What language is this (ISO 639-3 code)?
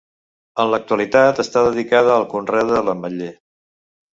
cat